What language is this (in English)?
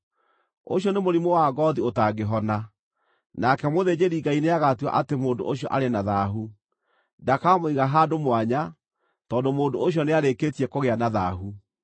Kikuyu